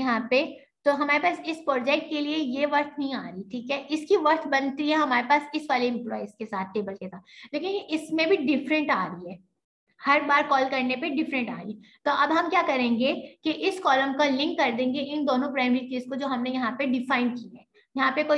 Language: Hindi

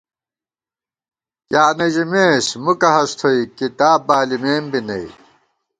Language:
Gawar-Bati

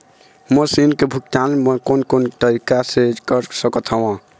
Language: Chhattisgarhi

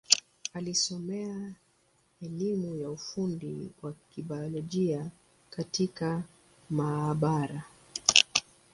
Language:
Swahili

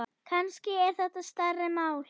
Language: Icelandic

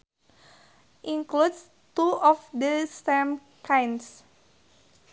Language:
Sundanese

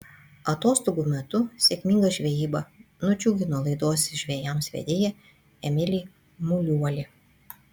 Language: Lithuanian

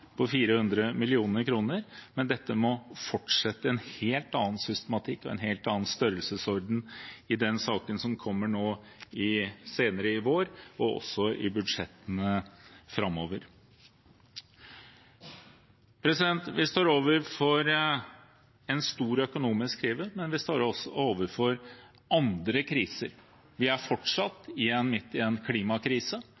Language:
Norwegian Bokmål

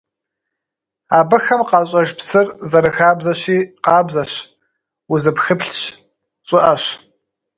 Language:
Kabardian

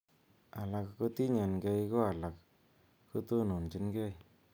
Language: Kalenjin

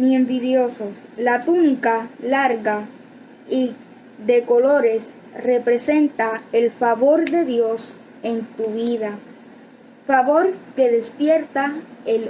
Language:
Spanish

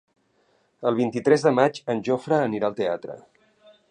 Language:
Catalan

